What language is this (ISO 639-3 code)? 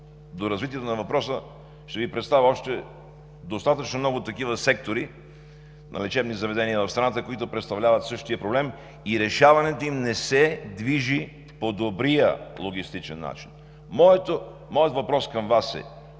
bul